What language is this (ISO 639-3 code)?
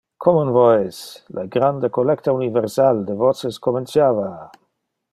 ina